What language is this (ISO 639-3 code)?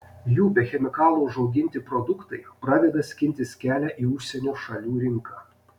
lit